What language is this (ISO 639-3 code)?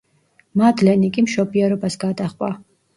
kat